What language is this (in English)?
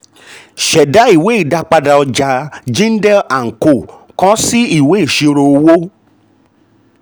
Yoruba